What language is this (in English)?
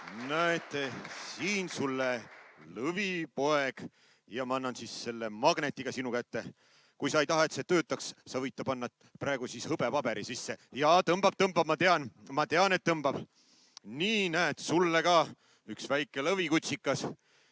Estonian